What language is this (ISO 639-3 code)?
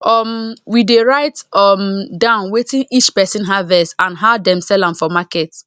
pcm